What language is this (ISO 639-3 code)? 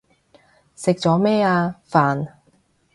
yue